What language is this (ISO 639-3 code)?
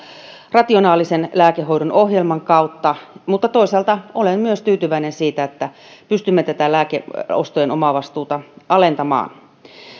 fin